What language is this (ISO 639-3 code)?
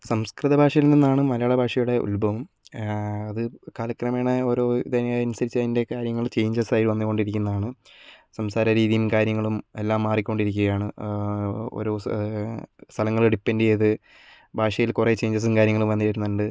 mal